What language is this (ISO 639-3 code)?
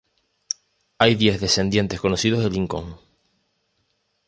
spa